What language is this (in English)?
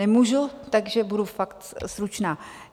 Czech